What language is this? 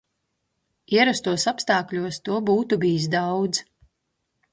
Latvian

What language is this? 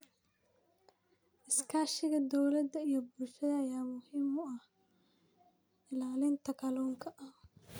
Somali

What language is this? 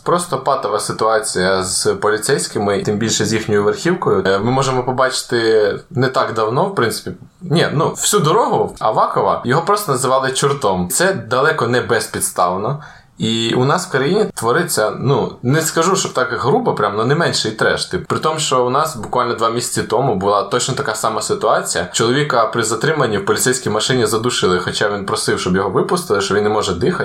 Ukrainian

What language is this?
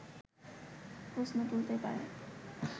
Bangla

